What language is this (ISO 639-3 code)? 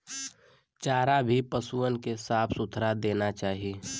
bho